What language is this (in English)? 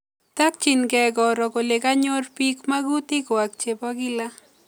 Kalenjin